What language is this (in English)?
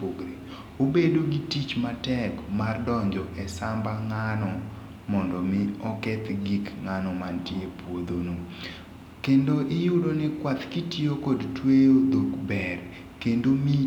Luo (Kenya and Tanzania)